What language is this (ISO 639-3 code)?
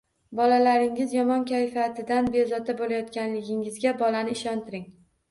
uzb